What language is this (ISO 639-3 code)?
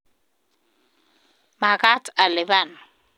kln